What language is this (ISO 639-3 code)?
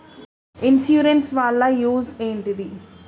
tel